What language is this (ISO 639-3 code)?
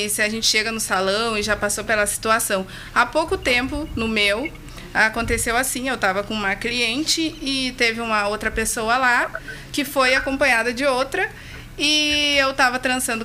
por